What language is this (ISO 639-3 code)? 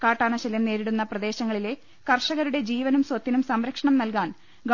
mal